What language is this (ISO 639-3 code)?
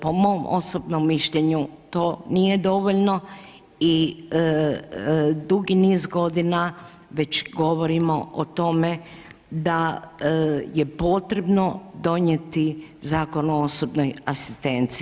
hrv